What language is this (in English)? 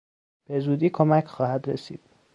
Persian